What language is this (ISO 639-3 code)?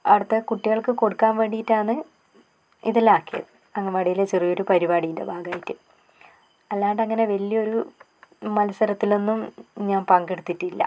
mal